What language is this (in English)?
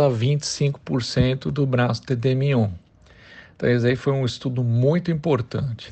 Portuguese